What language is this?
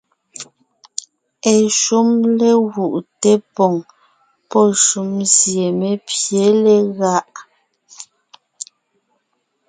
Ngiemboon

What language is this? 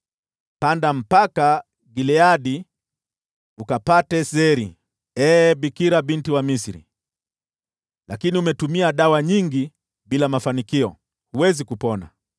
Swahili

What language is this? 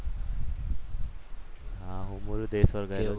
Gujarati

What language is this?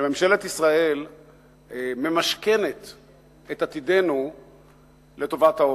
Hebrew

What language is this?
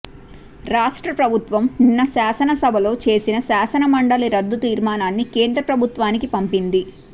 Telugu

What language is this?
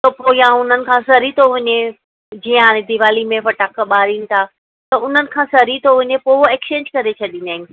Sindhi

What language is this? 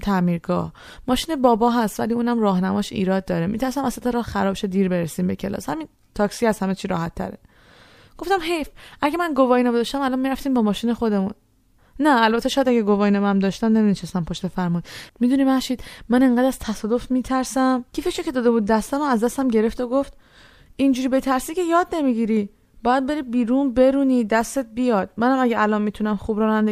Persian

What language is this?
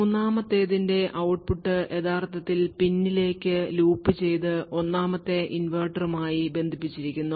Malayalam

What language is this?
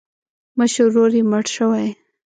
Pashto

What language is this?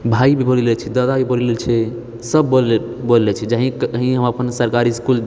Maithili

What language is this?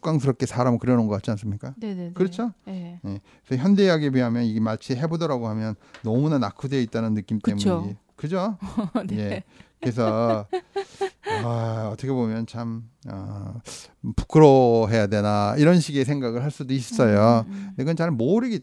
Korean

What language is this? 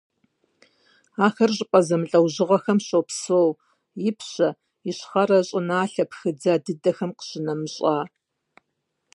Kabardian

